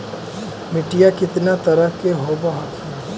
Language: Magahi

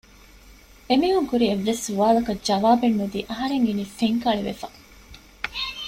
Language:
Divehi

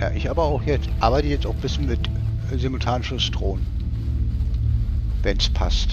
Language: German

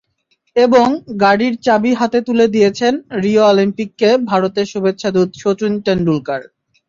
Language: Bangla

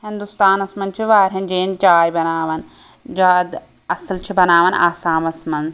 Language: Kashmiri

